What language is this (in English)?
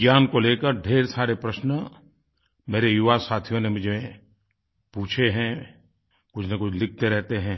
Hindi